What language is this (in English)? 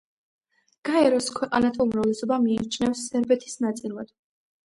Georgian